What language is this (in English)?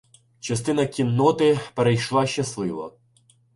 Ukrainian